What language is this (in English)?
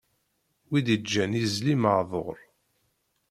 Kabyle